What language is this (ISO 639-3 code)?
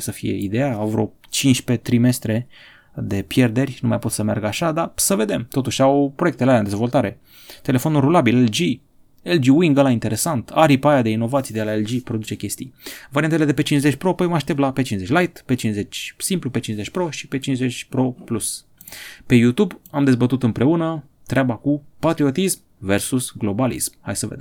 ron